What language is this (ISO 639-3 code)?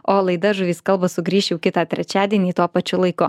lit